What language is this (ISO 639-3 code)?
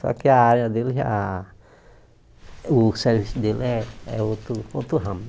por